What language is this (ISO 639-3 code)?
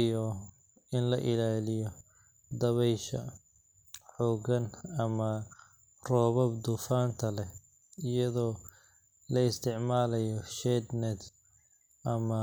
som